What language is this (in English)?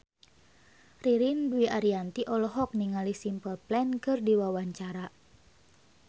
Sundanese